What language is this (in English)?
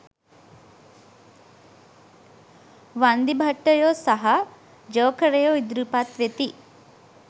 Sinhala